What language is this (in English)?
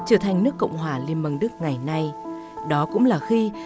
Vietnamese